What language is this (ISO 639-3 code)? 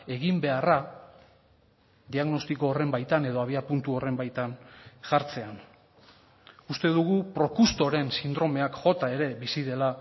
eus